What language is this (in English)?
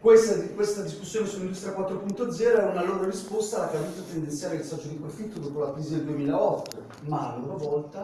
Italian